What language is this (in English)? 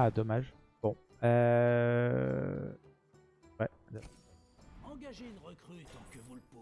French